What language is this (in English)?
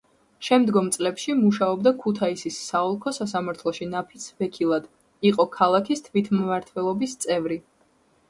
Georgian